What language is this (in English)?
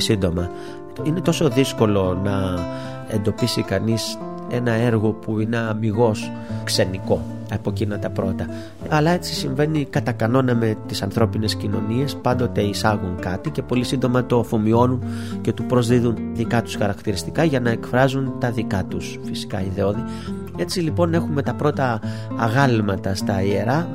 Greek